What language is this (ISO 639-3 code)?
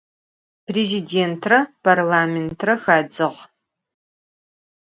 ady